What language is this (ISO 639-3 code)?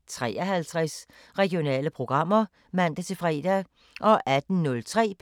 dan